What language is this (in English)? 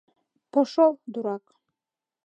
Mari